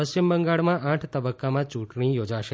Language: Gujarati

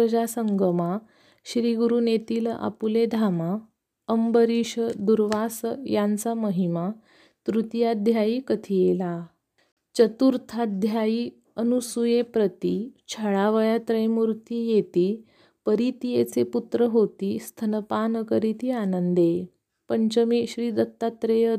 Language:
Marathi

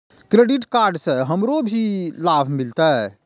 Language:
Maithili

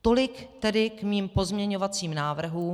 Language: Czech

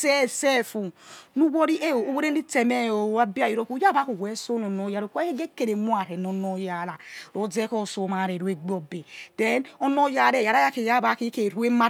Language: Yekhee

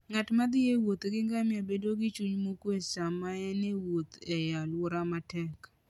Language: Luo (Kenya and Tanzania)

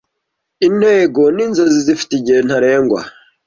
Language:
Kinyarwanda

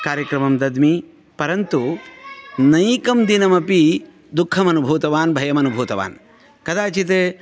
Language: Sanskrit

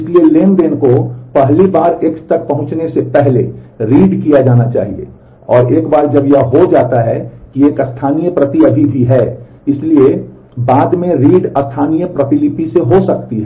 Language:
Hindi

